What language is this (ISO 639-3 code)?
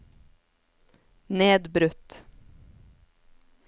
nor